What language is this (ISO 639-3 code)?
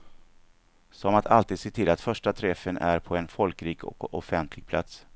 swe